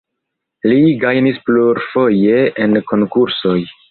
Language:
Esperanto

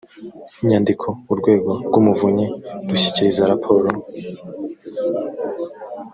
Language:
Kinyarwanda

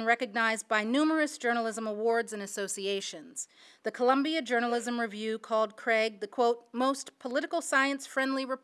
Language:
English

